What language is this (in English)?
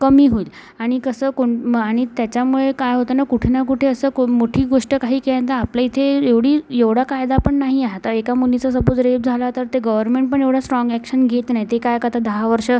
Marathi